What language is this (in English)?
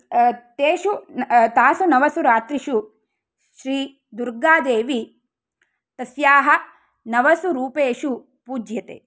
Sanskrit